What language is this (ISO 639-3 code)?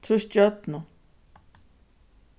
fao